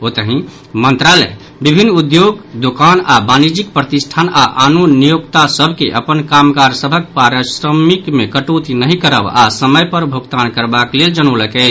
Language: Maithili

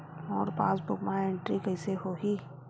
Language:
Chhattisgarhi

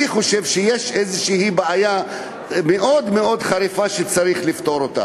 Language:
Hebrew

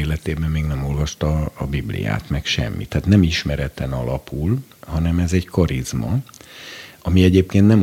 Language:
Hungarian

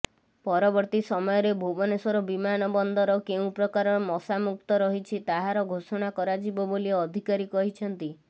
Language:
Odia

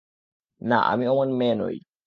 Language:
Bangla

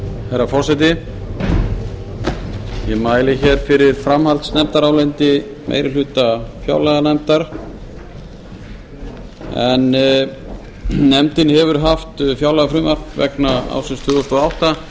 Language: Icelandic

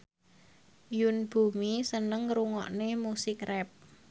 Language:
Javanese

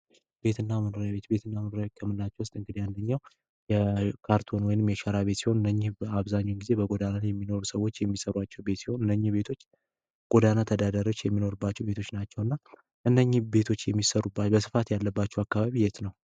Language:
Amharic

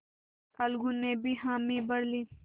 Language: Hindi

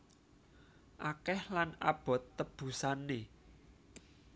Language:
Javanese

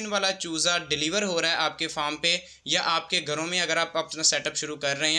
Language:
Hindi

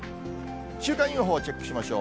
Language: Japanese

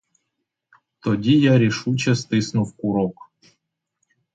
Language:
Ukrainian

